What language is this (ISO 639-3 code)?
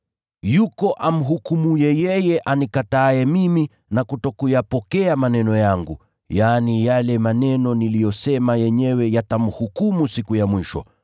swa